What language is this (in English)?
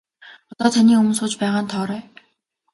Mongolian